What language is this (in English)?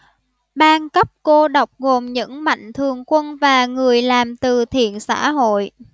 Vietnamese